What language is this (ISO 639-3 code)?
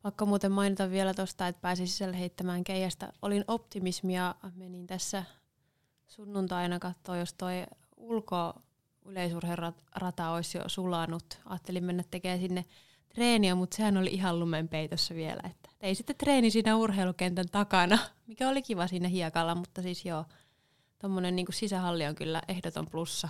fin